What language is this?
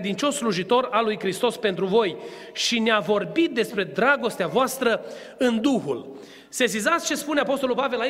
Romanian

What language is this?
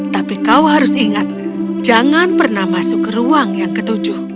Indonesian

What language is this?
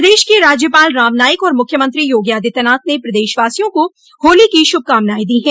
Hindi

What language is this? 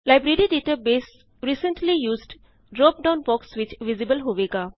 Punjabi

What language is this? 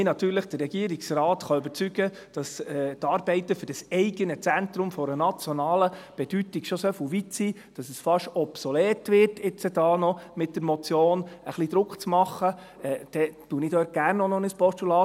Swiss German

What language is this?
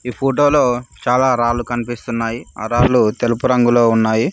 Telugu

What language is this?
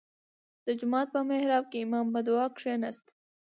Pashto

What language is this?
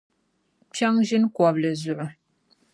Dagbani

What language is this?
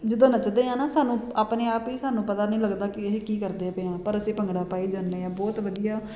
Punjabi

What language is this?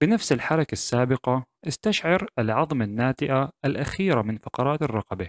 Arabic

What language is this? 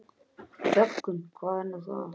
Icelandic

